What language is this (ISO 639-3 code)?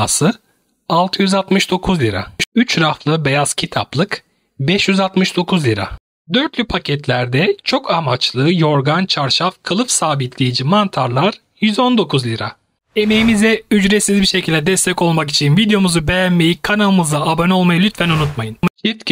tur